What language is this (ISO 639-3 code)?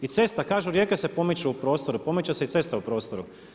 hrv